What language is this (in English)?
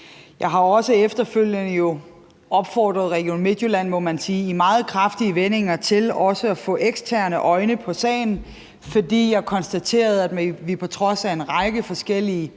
Danish